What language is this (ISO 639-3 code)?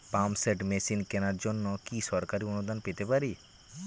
ben